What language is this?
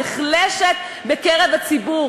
Hebrew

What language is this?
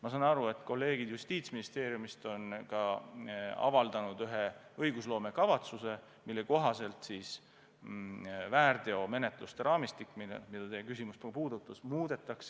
Estonian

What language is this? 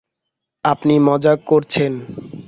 Bangla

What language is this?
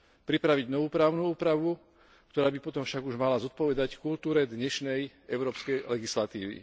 Slovak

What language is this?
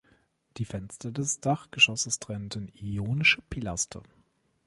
German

